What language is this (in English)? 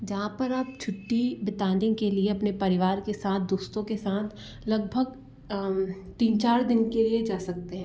Hindi